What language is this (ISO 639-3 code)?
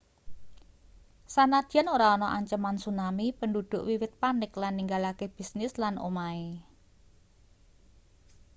jav